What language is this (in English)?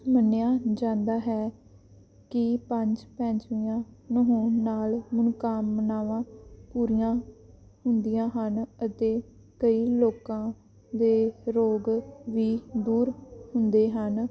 Punjabi